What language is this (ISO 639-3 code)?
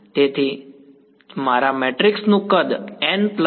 guj